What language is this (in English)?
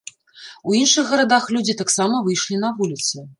Belarusian